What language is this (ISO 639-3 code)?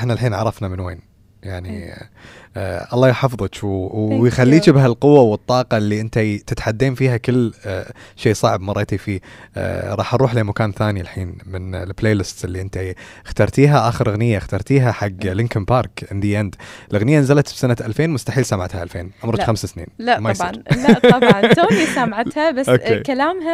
ara